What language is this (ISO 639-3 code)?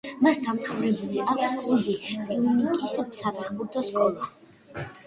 kat